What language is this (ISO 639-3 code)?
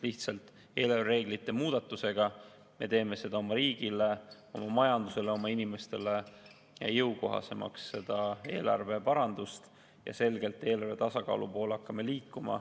est